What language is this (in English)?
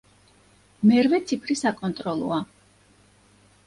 Georgian